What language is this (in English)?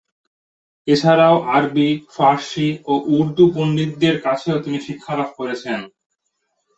Bangla